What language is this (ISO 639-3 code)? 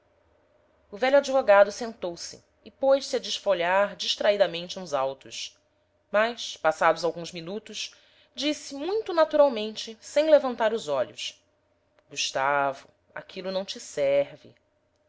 por